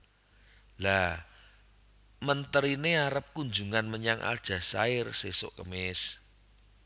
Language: Javanese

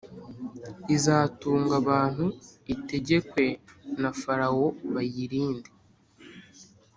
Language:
Kinyarwanda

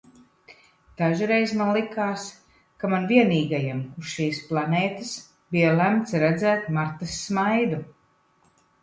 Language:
Latvian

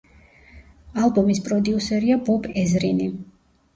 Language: Georgian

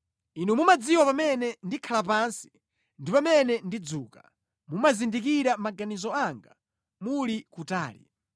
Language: Nyanja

